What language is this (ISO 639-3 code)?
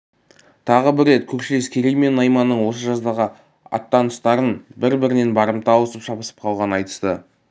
kaz